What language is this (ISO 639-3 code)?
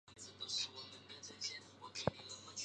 zho